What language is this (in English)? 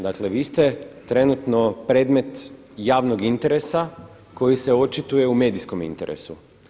Croatian